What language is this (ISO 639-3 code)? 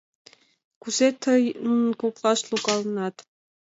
chm